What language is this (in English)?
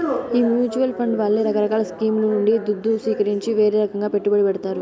Telugu